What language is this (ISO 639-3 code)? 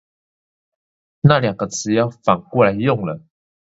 zho